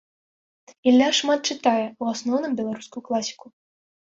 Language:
Belarusian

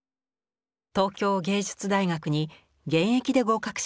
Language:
Japanese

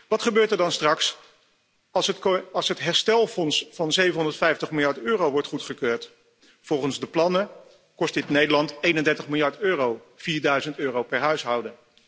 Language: Dutch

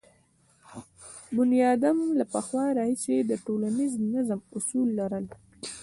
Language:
Pashto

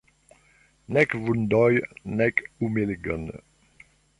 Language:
Esperanto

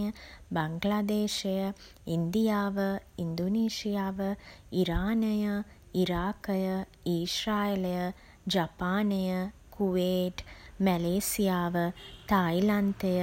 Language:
Sinhala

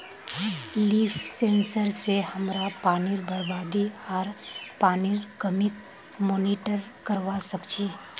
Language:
Magahi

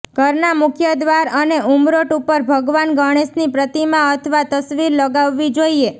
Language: Gujarati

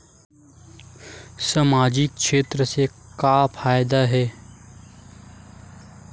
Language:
Chhattisgarhi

